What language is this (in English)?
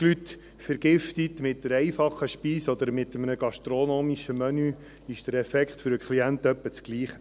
Swiss German